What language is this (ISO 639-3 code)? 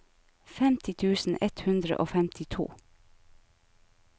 nor